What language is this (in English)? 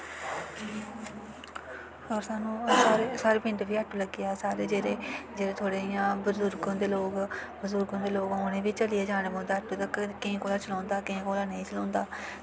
Dogri